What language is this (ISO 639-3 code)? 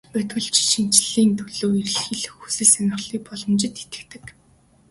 mon